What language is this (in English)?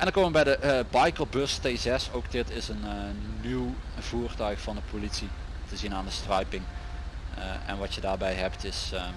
Dutch